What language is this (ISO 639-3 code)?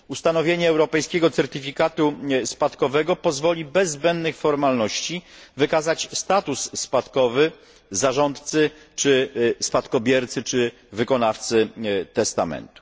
pol